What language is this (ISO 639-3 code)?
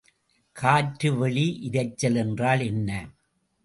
tam